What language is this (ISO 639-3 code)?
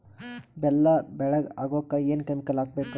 kan